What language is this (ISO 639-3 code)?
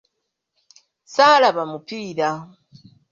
lug